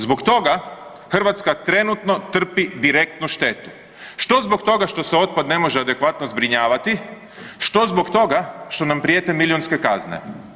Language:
Croatian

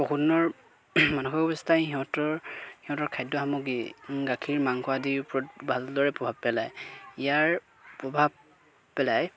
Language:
Assamese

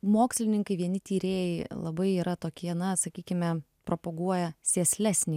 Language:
Lithuanian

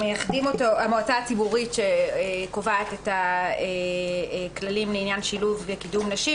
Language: Hebrew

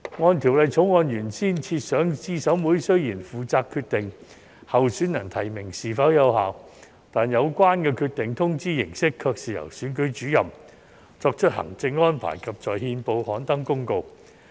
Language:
Cantonese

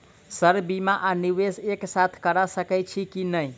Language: Maithili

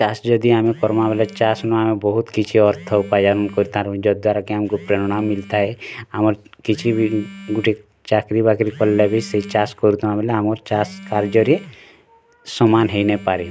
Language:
Odia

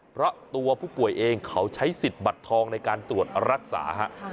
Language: Thai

